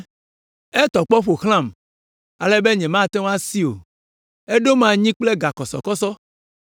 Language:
Ewe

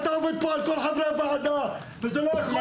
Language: Hebrew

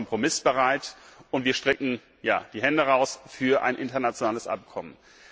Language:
German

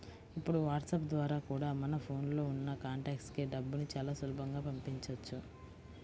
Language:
Telugu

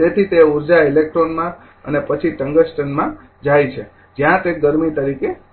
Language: Gujarati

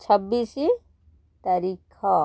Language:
Odia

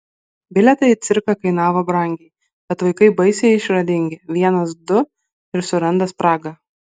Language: Lithuanian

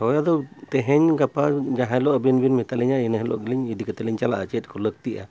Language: Santali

